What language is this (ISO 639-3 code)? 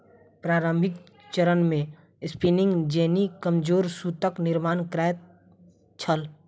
mai